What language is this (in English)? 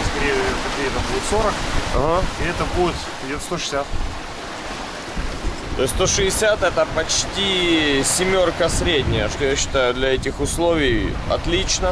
Russian